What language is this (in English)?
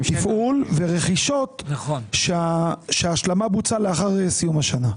Hebrew